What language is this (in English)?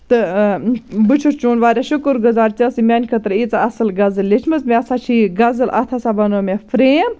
Kashmiri